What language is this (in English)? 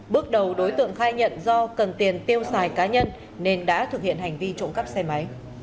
Vietnamese